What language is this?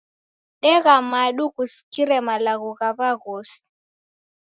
Taita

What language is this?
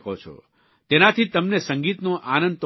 Gujarati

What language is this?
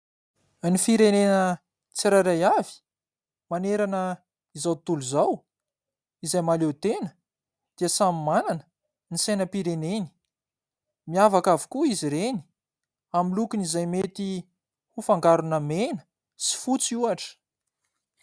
Malagasy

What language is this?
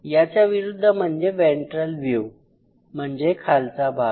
Marathi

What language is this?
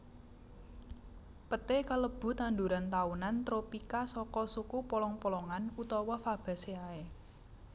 Javanese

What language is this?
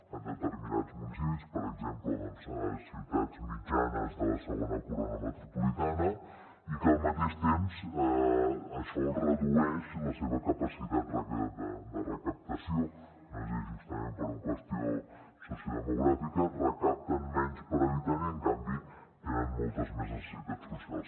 Catalan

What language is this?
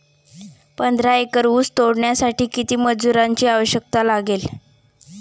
Marathi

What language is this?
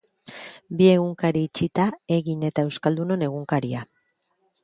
Basque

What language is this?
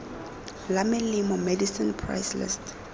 Tswana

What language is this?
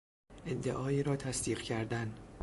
Persian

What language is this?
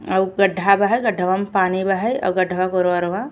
Bhojpuri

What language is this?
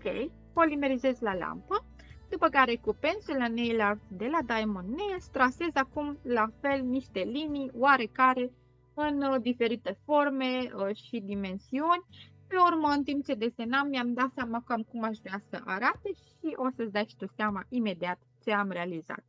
Romanian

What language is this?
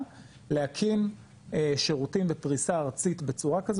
Hebrew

